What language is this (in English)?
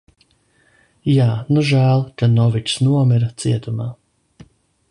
Latvian